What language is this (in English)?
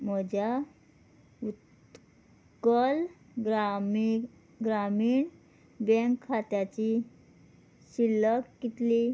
Konkani